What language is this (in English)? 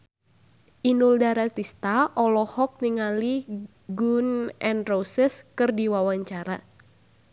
Sundanese